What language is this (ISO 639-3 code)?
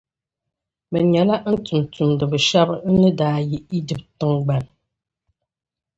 dag